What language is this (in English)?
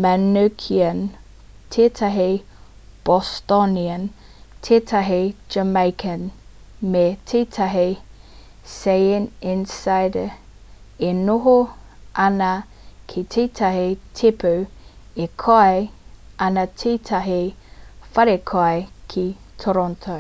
Māori